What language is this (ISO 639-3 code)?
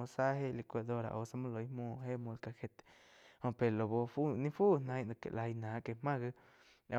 chq